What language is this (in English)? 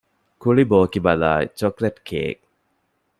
Divehi